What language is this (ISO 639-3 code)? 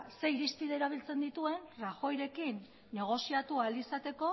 eus